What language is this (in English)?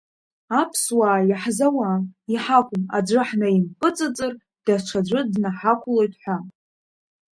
Abkhazian